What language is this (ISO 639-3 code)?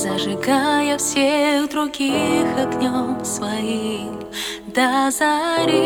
rus